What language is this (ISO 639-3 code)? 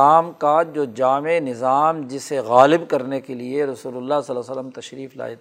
urd